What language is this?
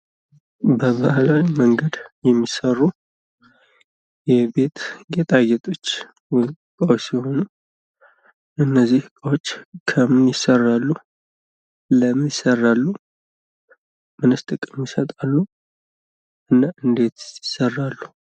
Amharic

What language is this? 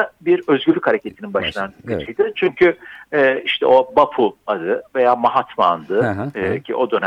Turkish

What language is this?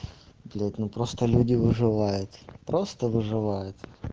Russian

